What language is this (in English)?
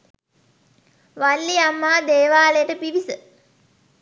Sinhala